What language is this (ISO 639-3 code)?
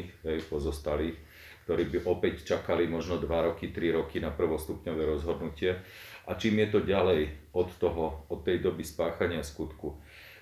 slk